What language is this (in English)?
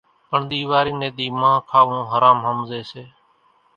Kachi Koli